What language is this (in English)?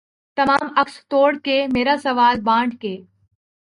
Urdu